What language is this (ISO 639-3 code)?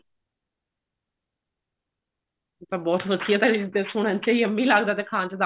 pan